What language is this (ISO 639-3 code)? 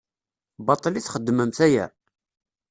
kab